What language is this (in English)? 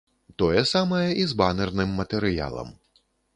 Belarusian